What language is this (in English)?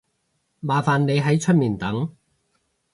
Cantonese